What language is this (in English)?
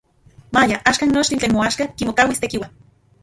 Central Puebla Nahuatl